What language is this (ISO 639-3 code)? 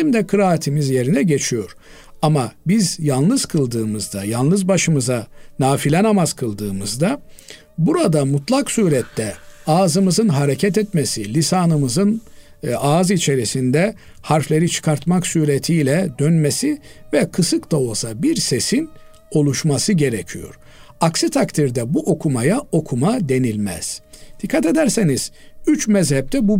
tur